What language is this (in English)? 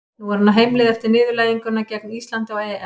Icelandic